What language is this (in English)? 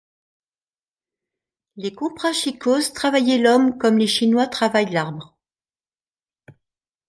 French